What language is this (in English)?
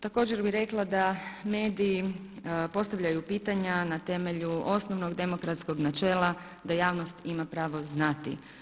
Croatian